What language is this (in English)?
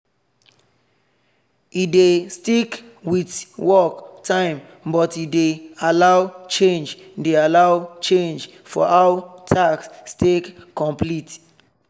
Nigerian Pidgin